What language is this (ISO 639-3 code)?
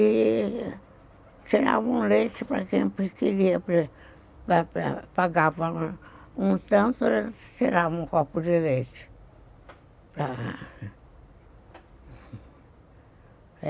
por